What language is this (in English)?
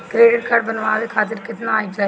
Bhojpuri